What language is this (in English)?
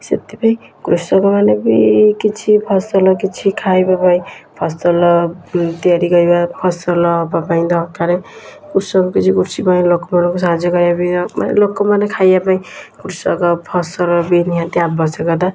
Odia